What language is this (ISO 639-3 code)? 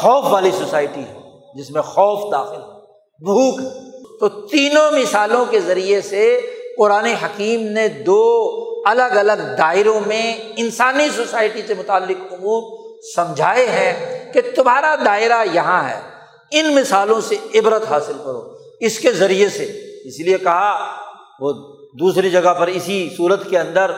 urd